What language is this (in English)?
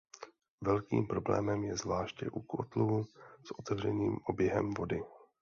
Czech